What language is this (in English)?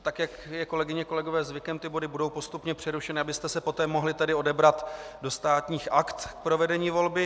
Czech